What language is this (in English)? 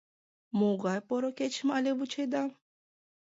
Mari